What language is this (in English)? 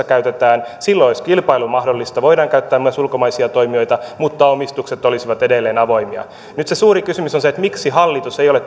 Finnish